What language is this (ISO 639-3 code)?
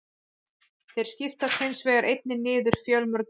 isl